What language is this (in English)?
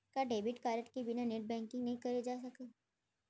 Chhattisgarhi